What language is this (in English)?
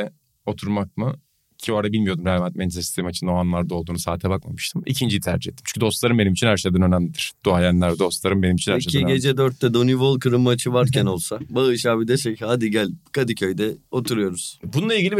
Turkish